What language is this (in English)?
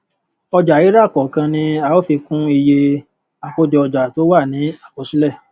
Yoruba